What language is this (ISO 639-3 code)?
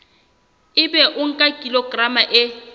sot